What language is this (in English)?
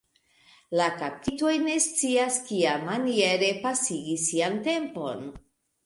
Esperanto